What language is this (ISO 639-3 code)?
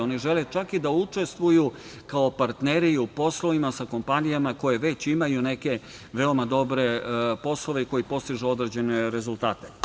srp